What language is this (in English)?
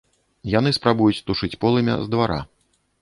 Belarusian